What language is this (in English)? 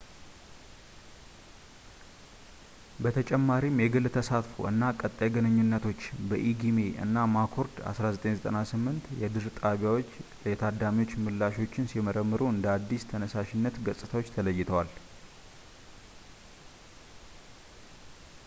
Amharic